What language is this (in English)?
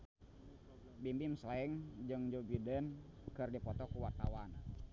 Sundanese